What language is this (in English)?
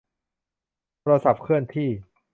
Thai